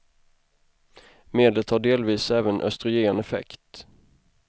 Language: Swedish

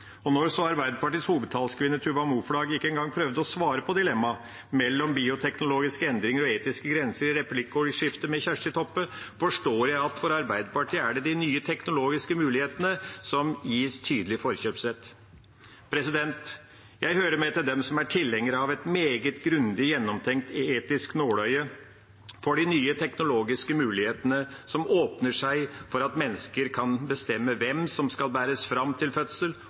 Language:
Norwegian Bokmål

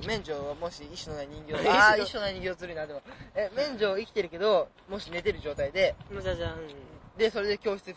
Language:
Japanese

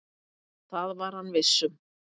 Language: Icelandic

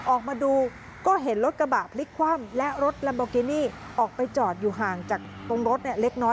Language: Thai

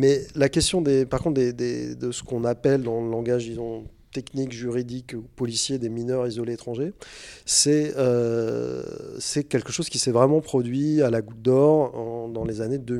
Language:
French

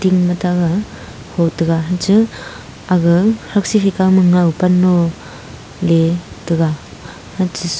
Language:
Wancho Naga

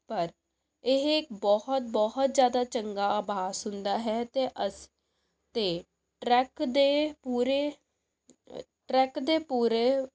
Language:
Punjabi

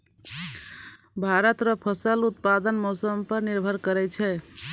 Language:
Maithili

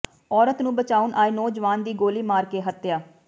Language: Punjabi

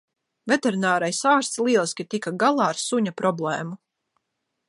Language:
Latvian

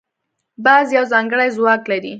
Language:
Pashto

